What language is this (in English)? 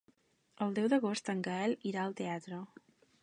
Catalan